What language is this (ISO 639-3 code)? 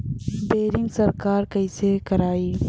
bho